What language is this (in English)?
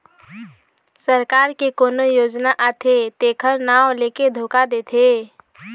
Chhattisgarhi